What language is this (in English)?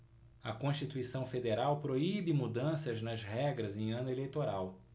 Portuguese